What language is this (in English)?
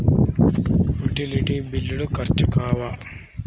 Telugu